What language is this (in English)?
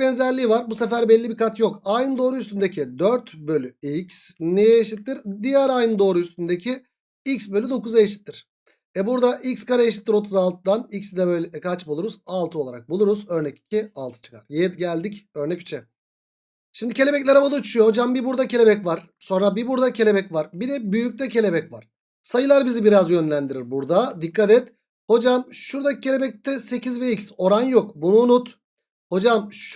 Turkish